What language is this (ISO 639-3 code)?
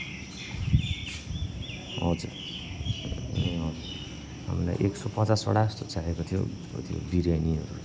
nep